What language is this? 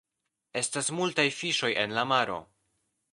Esperanto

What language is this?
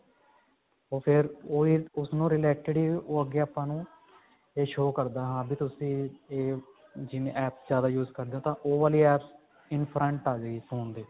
Punjabi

